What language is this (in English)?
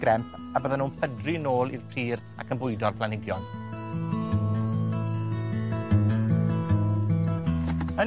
Welsh